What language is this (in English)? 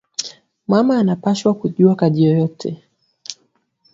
Swahili